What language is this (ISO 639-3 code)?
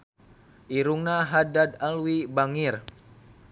sun